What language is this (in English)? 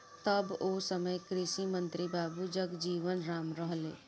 Bhojpuri